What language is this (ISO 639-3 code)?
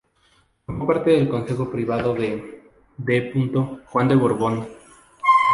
spa